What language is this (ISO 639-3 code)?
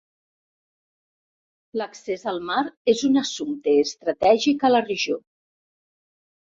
cat